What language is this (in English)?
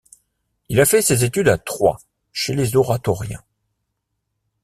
French